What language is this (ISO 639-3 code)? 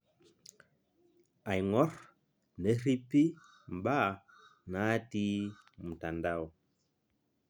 mas